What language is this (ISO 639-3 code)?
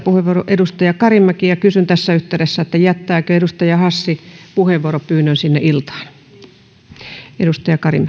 fin